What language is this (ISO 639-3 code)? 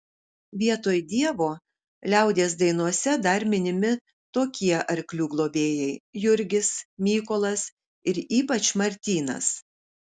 lit